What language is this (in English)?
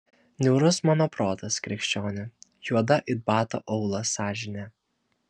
Lithuanian